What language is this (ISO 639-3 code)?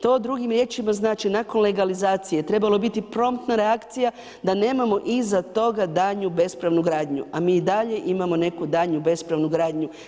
hrv